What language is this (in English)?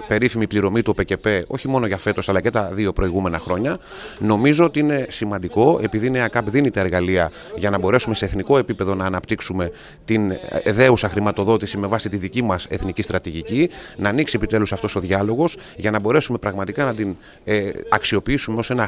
Greek